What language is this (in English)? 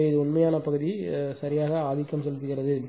Tamil